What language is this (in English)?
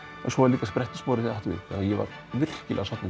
Icelandic